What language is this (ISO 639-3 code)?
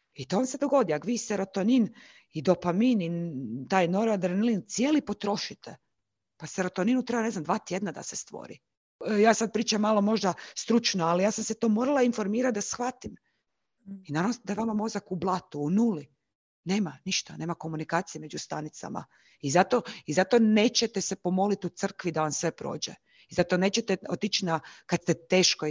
hrv